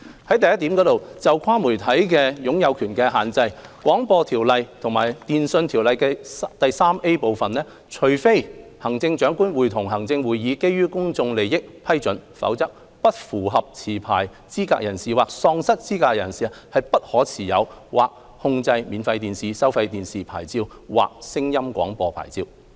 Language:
Cantonese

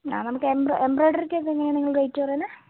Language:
Malayalam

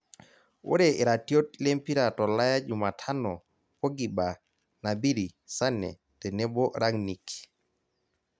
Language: Masai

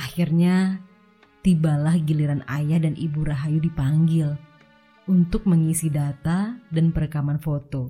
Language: Indonesian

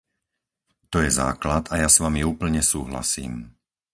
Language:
Slovak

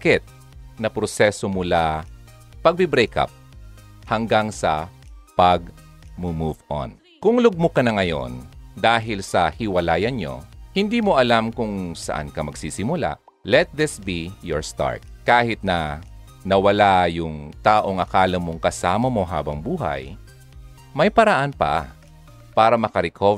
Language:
Filipino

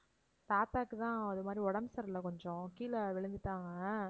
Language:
Tamil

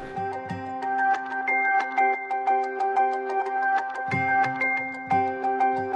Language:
Portuguese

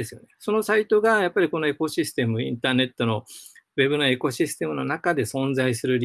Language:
Japanese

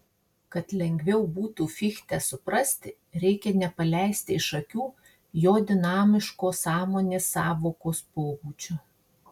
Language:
Lithuanian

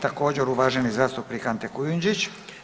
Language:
Croatian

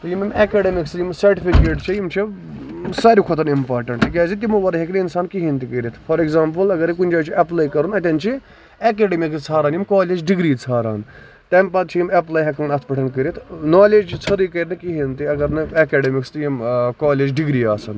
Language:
Kashmiri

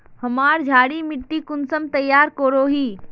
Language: Magahi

